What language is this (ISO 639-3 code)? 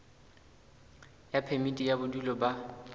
sot